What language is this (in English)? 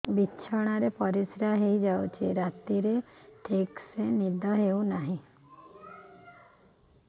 Odia